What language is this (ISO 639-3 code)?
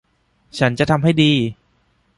tha